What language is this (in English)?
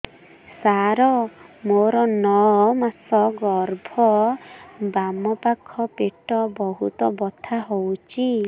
Odia